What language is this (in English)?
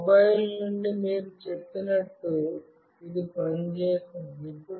Telugu